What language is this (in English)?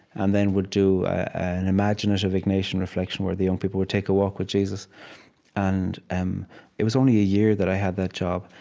English